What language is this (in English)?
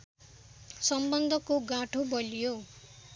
Nepali